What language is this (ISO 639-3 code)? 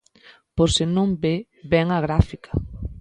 glg